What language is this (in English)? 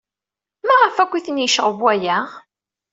Kabyle